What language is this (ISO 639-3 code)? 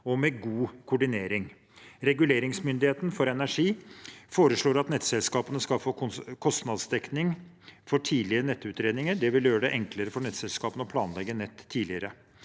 nor